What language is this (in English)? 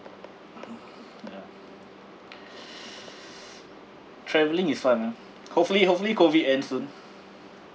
English